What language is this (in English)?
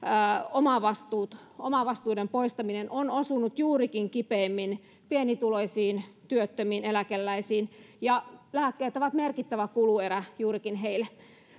Finnish